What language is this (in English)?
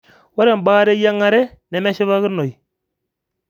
Masai